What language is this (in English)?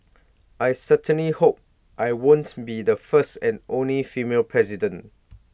English